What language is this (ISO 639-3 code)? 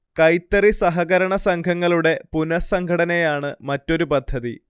mal